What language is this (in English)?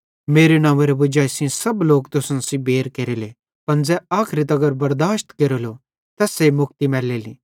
Bhadrawahi